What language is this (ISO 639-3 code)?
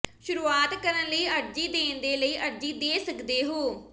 pan